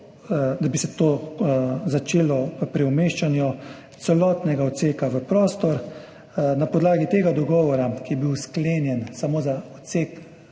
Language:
Slovenian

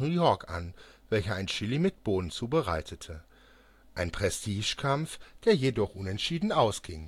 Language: German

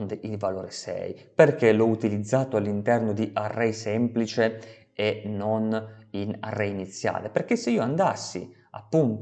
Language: Italian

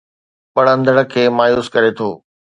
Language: Sindhi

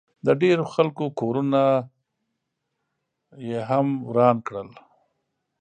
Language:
Pashto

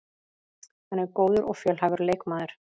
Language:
Icelandic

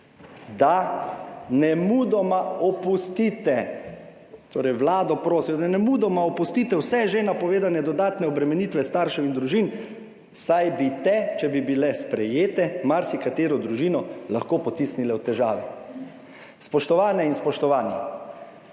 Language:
Slovenian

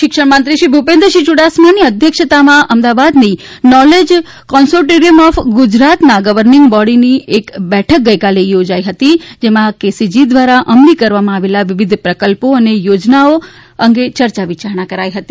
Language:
Gujarati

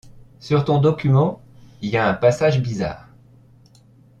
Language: French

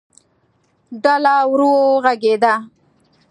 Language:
Pashto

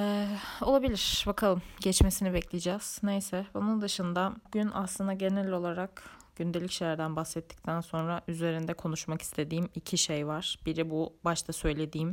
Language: Turkish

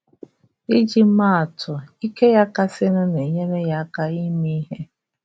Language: Igbo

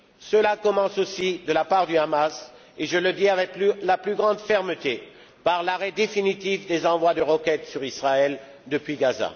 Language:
French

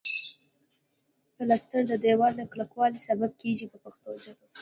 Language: Pashto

